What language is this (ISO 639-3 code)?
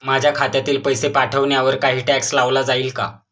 mar